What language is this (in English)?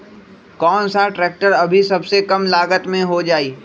Magahi